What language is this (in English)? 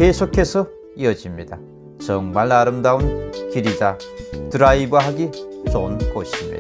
Korean